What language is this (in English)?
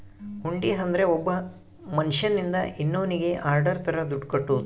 Kannada